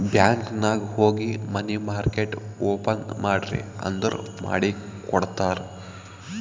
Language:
Kannada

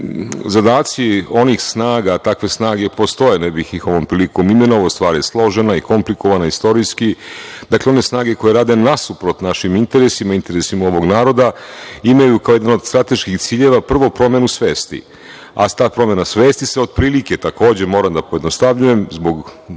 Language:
Serbian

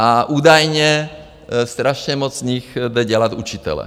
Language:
Czech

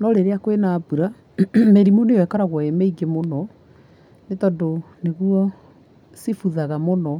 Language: Kikuyu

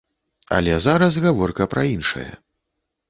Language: Belarusian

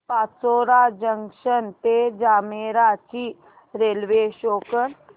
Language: Marathi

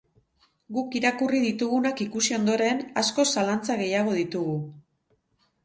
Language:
Basque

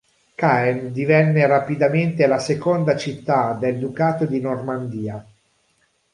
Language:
Italian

